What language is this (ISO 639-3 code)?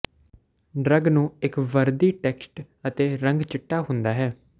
pan